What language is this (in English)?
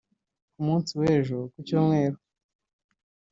Kinyarwanda